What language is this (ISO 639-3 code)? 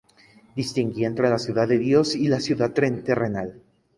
spa